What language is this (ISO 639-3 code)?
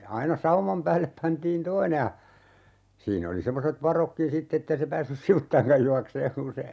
fin